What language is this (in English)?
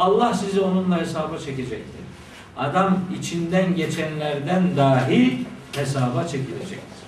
Turkish